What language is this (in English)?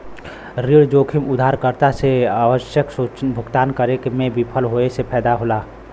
Bhojpuri